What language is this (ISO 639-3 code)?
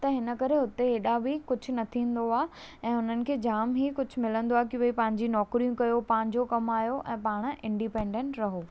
snd